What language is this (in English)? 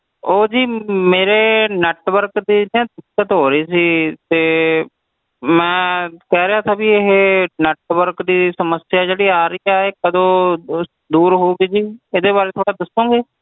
Punjabi